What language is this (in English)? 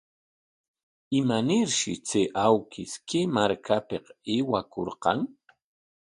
Corongo Ancash Quechua